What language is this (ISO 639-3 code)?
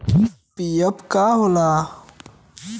bho